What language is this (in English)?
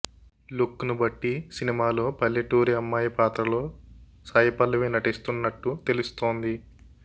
Telugu